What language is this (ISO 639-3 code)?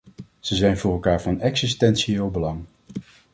nld